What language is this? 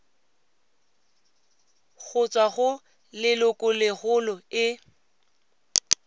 Tswana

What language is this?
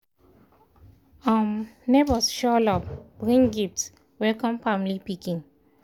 Nigerian Pidgin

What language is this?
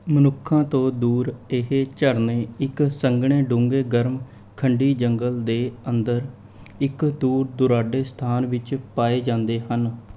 Punjabi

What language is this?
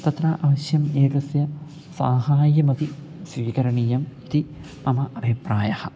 Sanskrit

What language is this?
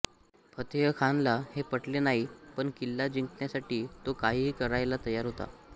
Marathi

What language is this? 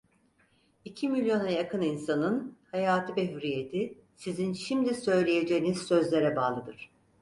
Turkish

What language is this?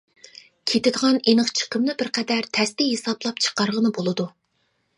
Uyghur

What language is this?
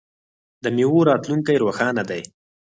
Pashto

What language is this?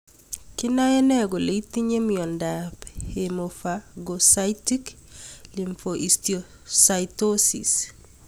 Kalenjin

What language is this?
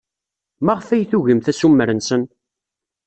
Kabyle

